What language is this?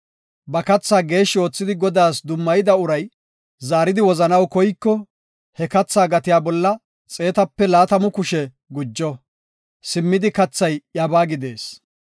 Gofa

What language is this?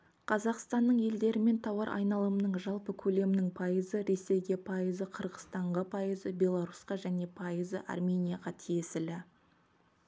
Kazakh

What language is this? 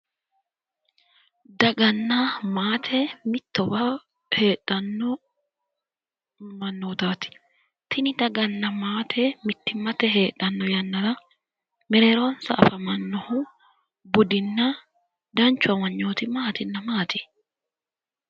Sidamo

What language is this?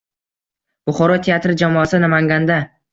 Uzbek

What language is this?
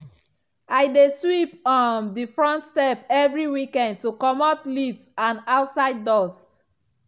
Nigerian Pidgin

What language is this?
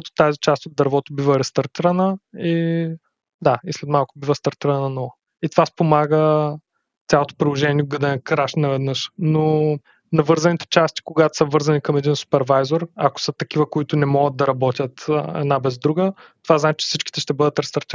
Bulgarian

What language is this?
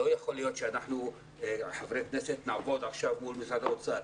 Hebrew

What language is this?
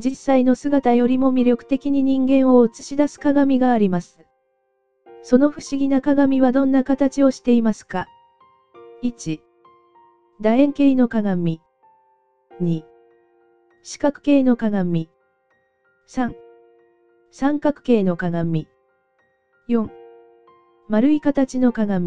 Japanese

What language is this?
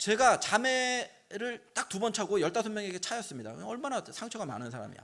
Korean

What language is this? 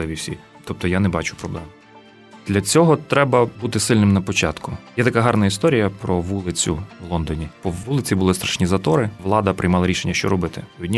Ukrainian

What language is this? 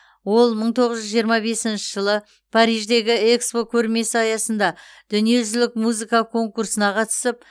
Kazakh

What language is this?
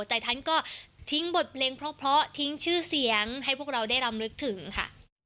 Thai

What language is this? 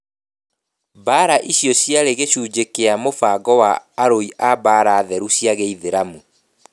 Kikuyu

